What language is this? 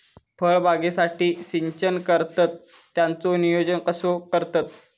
Marathi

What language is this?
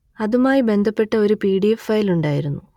Malayalam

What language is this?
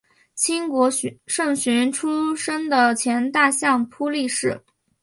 Chinese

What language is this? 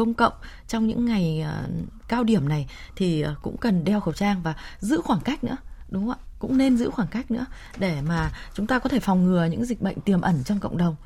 Vietnamese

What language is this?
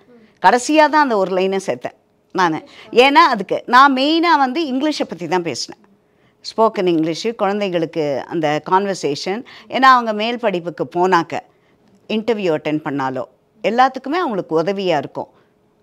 Tamil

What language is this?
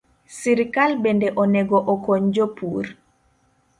Luo (Kenya and Tanzania)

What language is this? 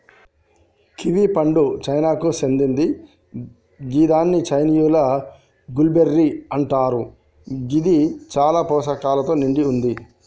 Telugu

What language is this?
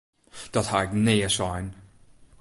Western Frisian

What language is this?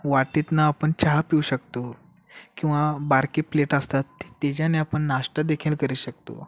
Marathi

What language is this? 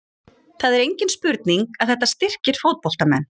Icelandic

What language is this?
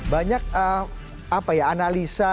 Indonesian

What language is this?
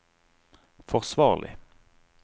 Norwegian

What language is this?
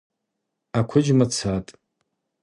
Abaza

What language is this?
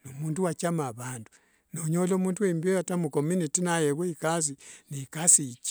Wanga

